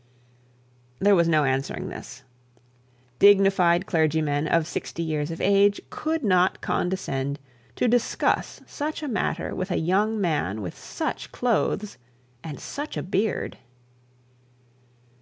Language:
English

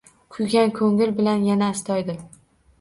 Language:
Uzbek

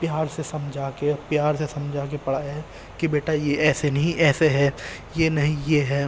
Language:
Urdu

